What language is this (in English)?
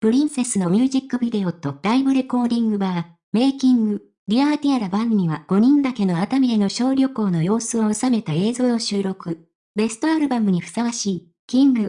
Japanese